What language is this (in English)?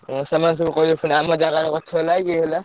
Odia